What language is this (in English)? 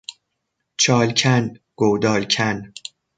Persian